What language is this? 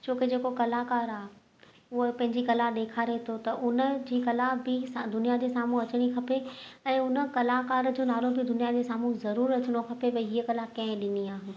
Sindhi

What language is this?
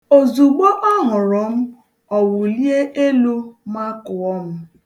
Igbo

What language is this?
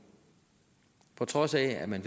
Danish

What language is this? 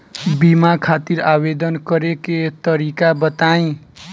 Bhojpuri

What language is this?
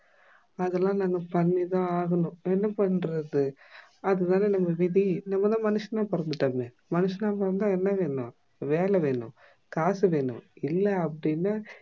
Tamil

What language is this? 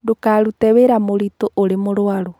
Kikuyu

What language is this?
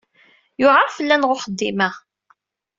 Kabyle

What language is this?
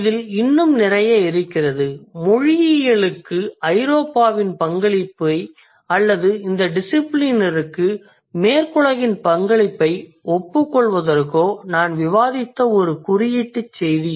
Tamil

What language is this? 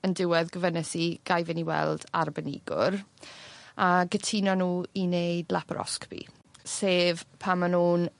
Welsh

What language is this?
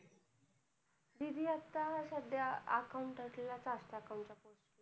Marathi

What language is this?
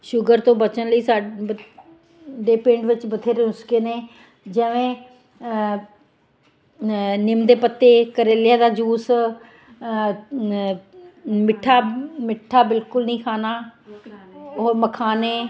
Punjabi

